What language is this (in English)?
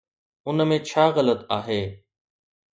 Sindhi